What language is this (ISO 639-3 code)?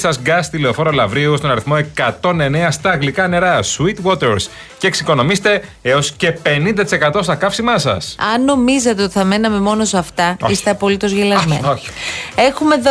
ell